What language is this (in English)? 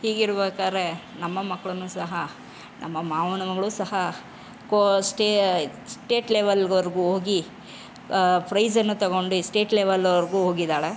Kannada